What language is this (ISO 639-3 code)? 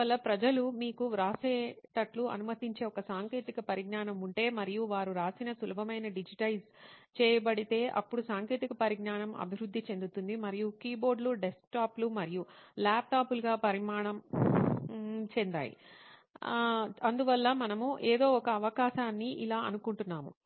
tel